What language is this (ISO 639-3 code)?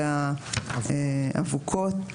heb